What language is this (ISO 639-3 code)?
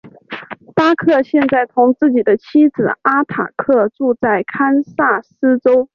zho